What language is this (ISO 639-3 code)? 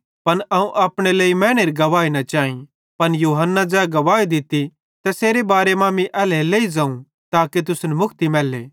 bhd